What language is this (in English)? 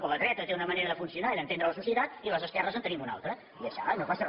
Catalan